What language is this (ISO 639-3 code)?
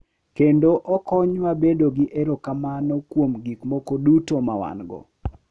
luo